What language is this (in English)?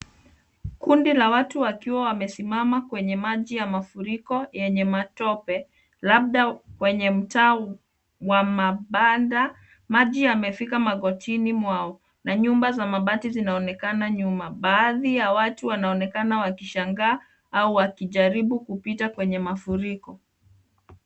Swahili